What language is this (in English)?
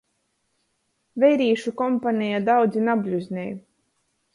Latgalian